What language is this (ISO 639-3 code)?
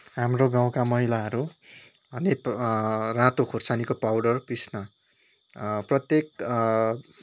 nep